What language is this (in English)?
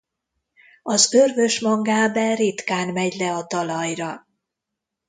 Hungarian